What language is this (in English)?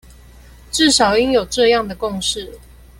Chinese